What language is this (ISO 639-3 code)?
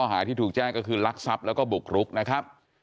tha